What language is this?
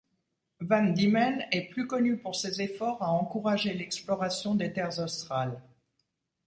French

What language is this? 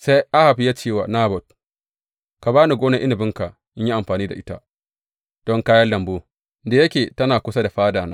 Hausa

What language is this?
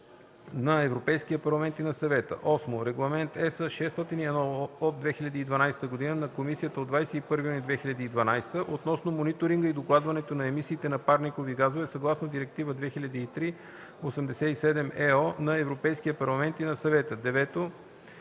Bulgarian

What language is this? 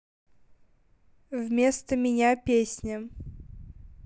Russian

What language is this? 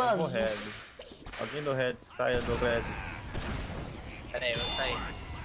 Portuguese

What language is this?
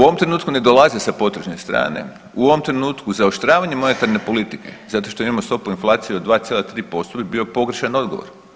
Croatian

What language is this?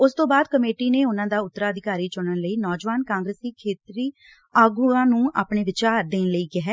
Punjabi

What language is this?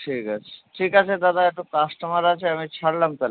Bangla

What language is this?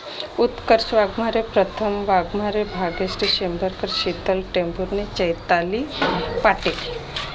Marathi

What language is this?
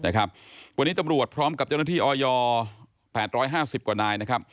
Thai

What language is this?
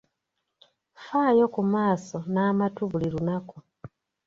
Ganda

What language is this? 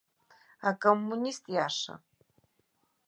Abkhazian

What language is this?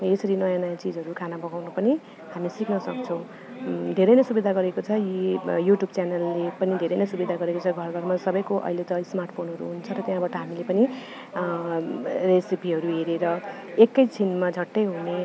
Nepali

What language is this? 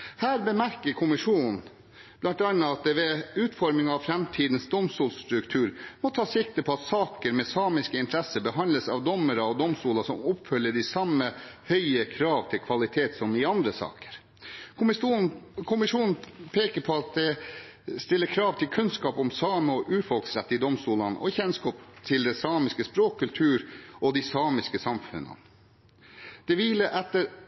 Norwegian Bokmål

